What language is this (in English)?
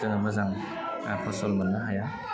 Bodo